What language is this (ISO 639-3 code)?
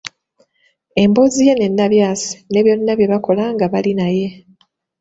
lug